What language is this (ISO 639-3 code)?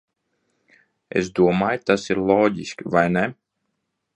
lav